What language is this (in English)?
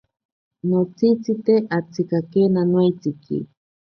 Ashéninka Perené